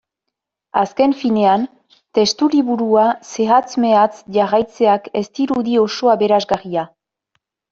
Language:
Basque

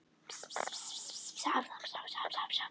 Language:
Icelandic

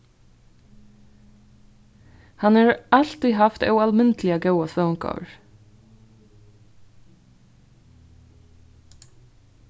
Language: Faroese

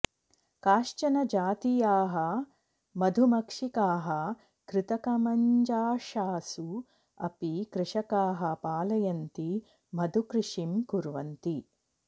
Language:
Sanskrit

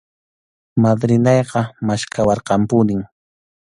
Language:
Arequipa-La Unión Quechua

